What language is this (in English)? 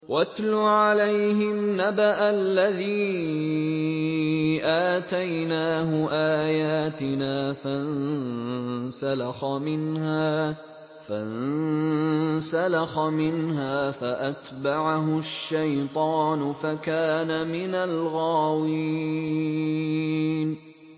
Arabic